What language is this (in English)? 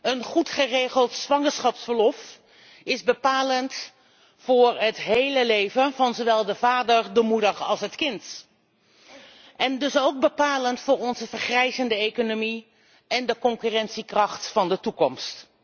Dutch